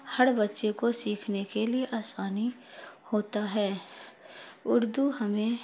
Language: Urdu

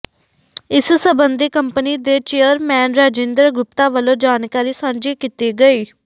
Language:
Punjabi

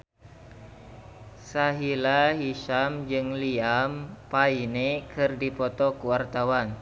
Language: Sundanese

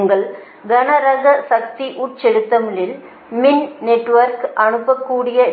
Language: Tamil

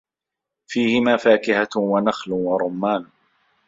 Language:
Arabic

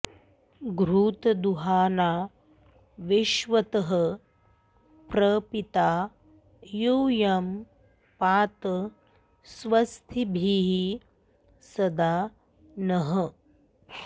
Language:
Sanskrit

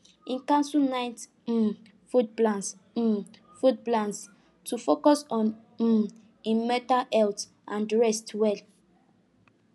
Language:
Nigerian Pidgin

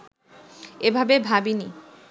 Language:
Bangla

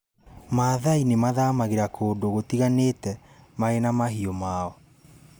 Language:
Kikuyu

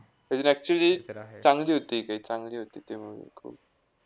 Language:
Marathi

